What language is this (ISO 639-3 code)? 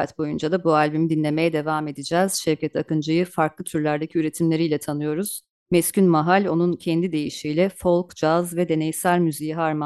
tur